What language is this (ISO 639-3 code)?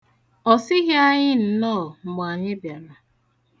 ibo